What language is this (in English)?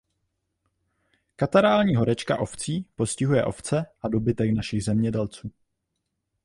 Czech